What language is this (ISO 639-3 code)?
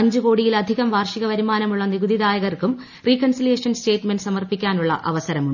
mal